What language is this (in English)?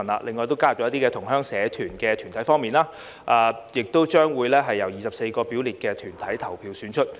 Cantonese